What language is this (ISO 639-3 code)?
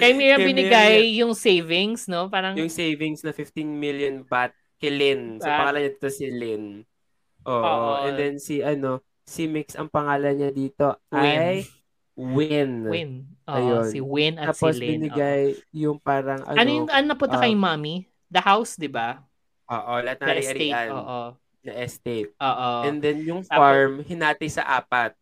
fil